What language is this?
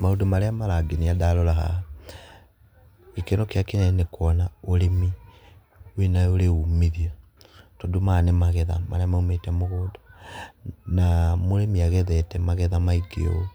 Kikuyu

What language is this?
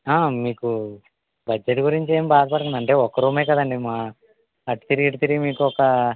Telugu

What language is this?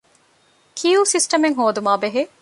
Divehi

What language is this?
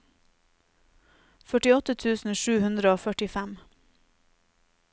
Norwegian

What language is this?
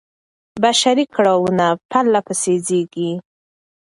Pashto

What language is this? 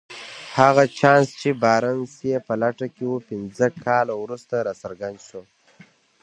Pashto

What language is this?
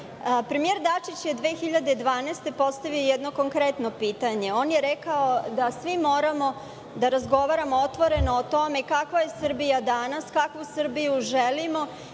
Serbian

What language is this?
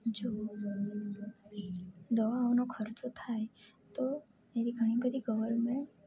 Gujarati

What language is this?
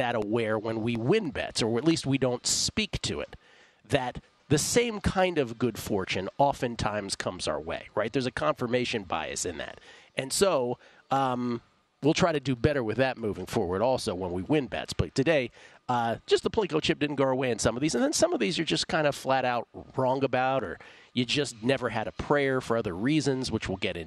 English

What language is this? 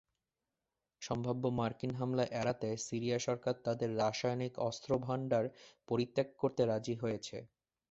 Bangla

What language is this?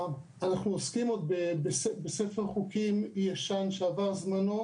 Hebrew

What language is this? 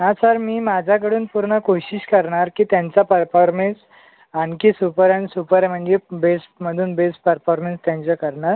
Marathi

